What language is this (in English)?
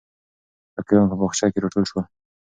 Pashto